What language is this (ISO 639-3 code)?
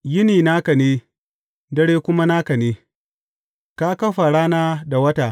hau